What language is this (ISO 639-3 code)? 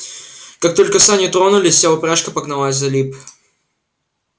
rus